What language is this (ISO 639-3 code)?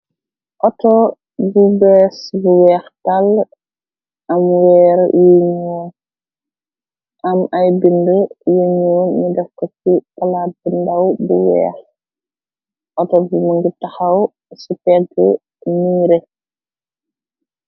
wol